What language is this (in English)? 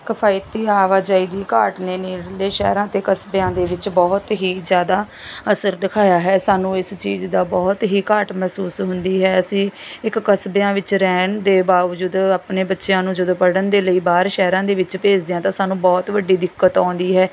Punjabi